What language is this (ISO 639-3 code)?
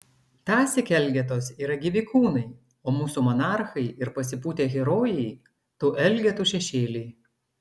lit